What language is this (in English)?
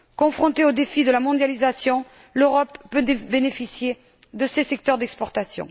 French